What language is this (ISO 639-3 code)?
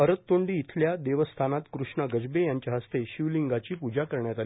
mar